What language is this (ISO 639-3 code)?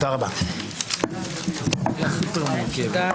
heb